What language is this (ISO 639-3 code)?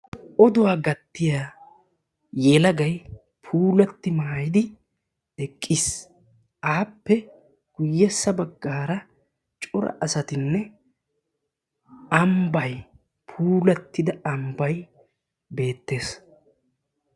wal